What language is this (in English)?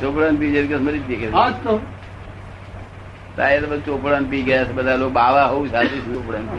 Gujarati